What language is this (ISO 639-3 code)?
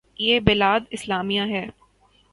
urd